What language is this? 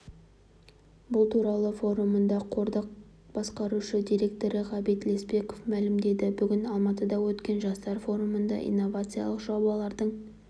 Kazakh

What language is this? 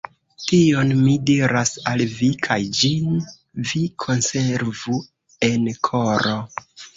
Esperanto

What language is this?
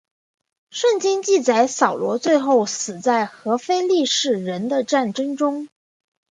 Chinese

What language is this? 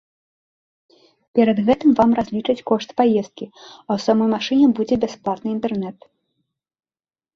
Belarusian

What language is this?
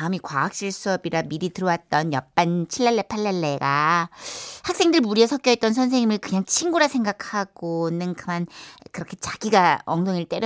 Korean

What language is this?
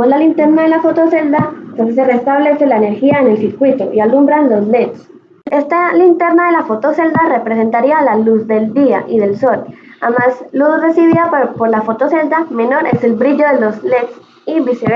Spanish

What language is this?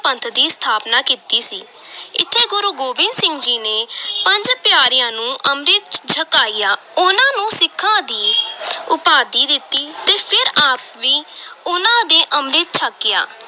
Punjabi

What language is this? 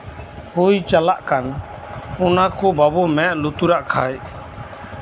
Santali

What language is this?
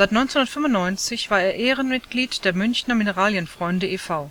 German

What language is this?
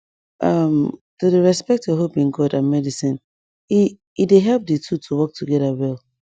Nigerian Pidgin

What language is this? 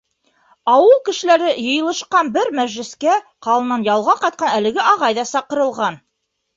Bashkir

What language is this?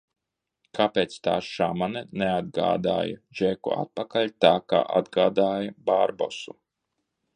Latvian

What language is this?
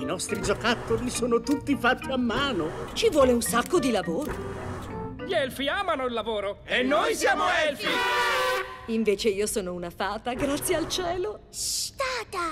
Italian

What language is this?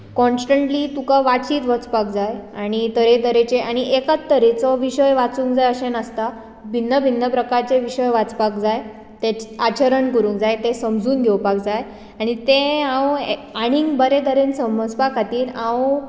Konkani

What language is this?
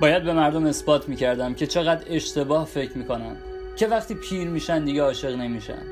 Persian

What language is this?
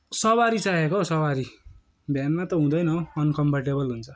Nepali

